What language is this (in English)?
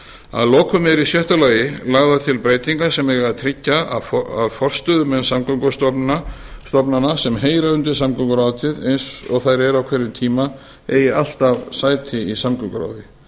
Icelandic